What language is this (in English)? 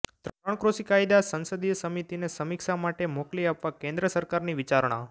Gujarati